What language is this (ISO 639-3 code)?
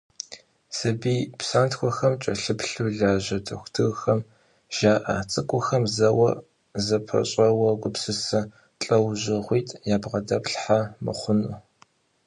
kbd